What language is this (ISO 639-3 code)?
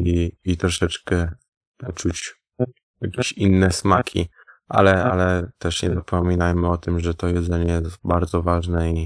pol